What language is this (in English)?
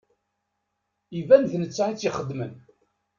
Kabyle